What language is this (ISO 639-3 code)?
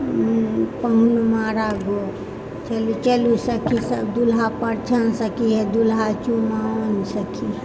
mai